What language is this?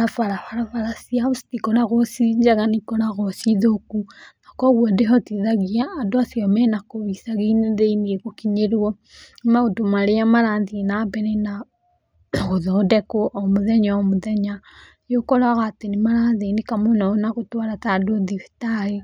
Kikuyu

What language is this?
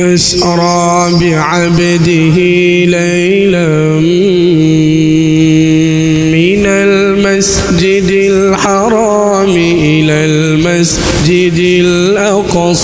Arabic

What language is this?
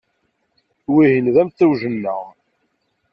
Kabyle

